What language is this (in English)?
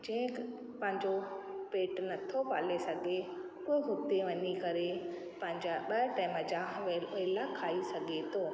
Sindhi